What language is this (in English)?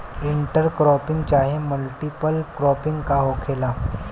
Bhojpuri